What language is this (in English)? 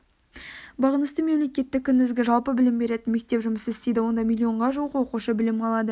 Kazakh